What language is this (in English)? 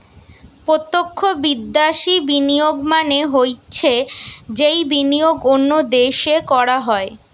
Bangla